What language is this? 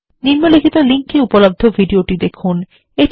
Bangla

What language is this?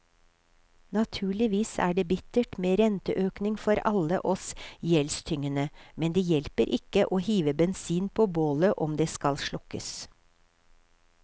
Norwegian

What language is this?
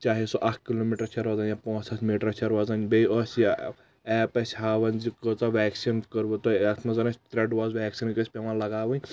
Kashmiri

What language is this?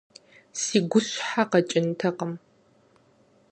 Kabardian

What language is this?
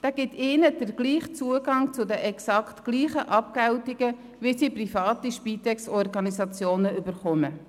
Swiss German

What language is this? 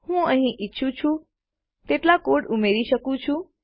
Gujarati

